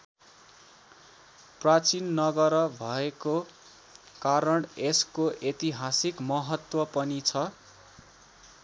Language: Nepali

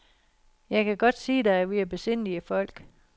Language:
Danish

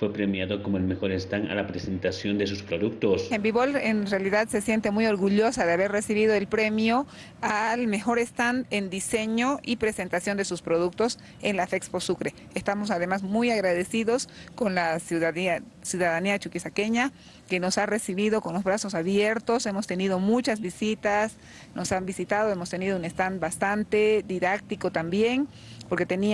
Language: Spanish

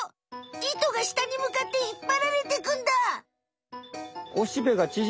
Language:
Japanese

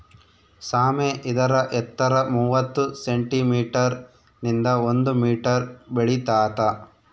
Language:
Kannada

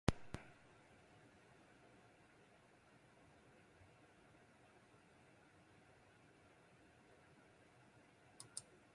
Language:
Basque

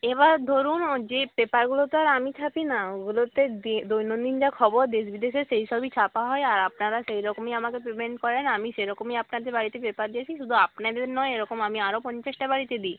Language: Bangla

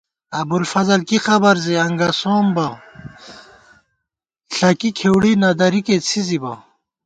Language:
Gawar-Bati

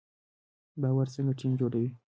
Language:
Pashto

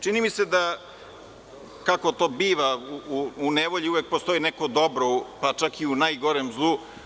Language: Serbian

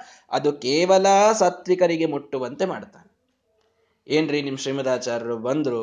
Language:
Kannada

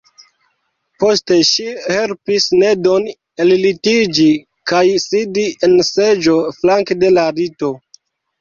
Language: Esperanto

